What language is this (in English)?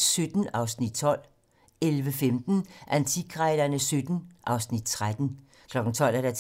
Danish